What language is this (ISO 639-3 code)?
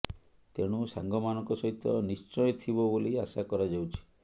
ori